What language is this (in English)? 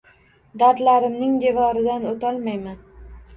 Uzbek